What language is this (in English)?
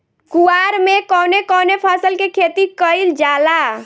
Bhojpuri